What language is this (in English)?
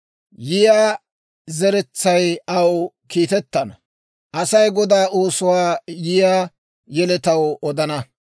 Dawro